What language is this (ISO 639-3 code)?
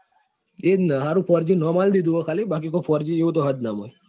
guj